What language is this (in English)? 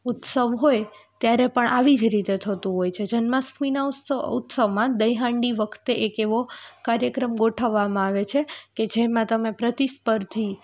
Gujarati